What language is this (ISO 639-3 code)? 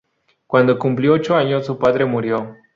spa